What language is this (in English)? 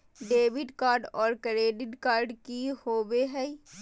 Magahi